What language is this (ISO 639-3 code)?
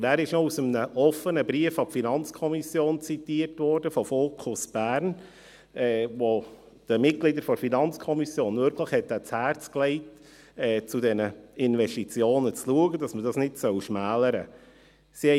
gsw